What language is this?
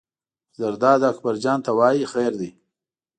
Pashto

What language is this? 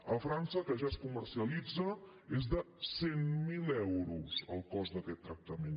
Catalan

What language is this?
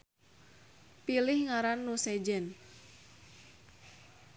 Sundanese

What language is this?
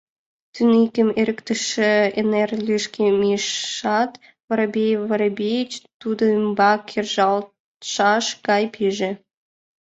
Mari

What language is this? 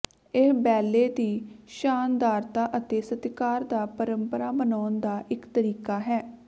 Punjabi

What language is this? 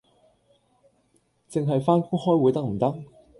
Cantonese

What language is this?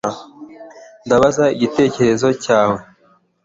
Kinyarwanda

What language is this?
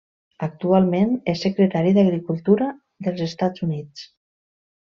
Catalan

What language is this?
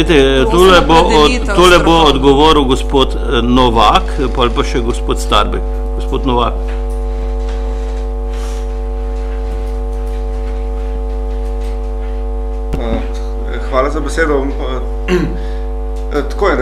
Bulgarian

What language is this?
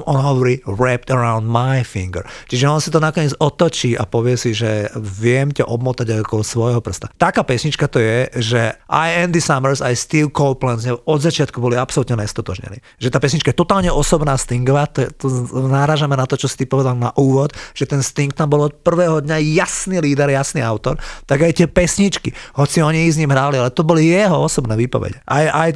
Slovak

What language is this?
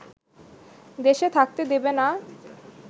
Bangla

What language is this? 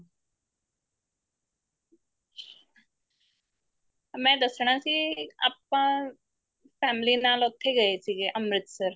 Punjabi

